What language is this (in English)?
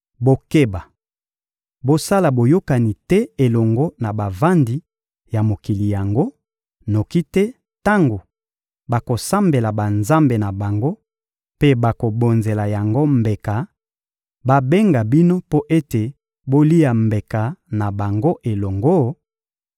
Lingala